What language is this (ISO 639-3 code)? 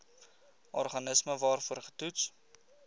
afr